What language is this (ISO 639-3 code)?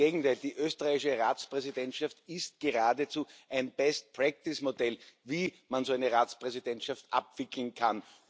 deu